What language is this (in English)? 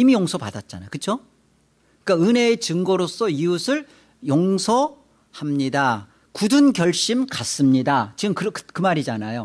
Korean